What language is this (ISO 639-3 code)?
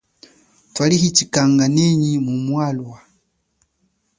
cjk